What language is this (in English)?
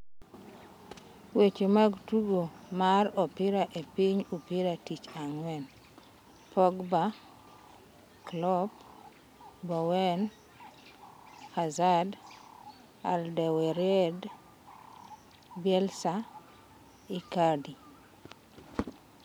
Luo (Kenya and Tanzania)